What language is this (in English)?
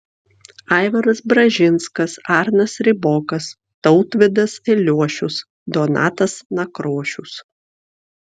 Lithuanian